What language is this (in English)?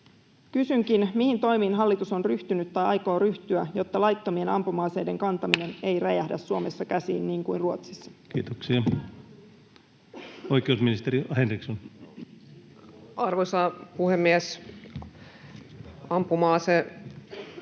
Finnish